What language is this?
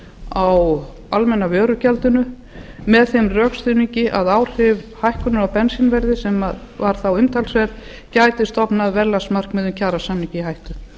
Icelandic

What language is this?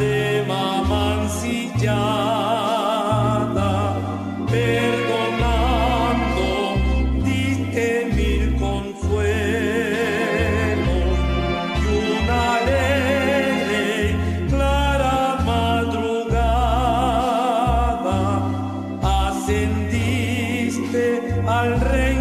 Spanish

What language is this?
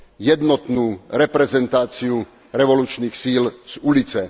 Slovak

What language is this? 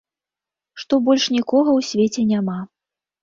Belarusian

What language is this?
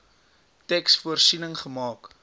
Afrikaans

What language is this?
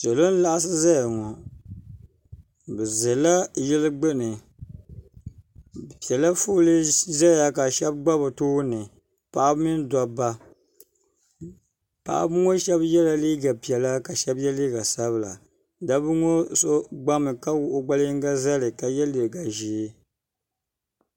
Dagbani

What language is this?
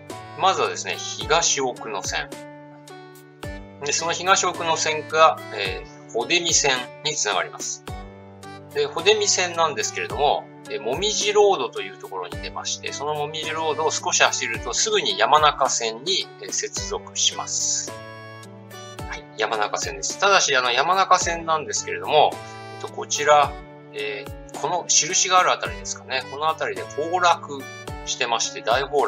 Japanese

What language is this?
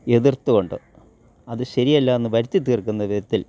Malayalam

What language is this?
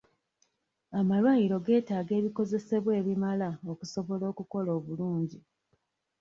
Ganda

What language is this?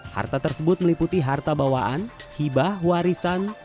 Indonesian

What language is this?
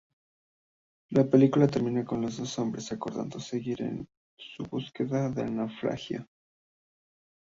Spanish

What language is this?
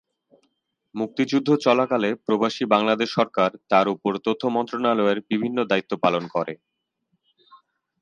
Bangla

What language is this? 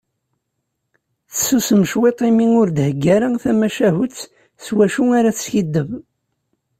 Kabyle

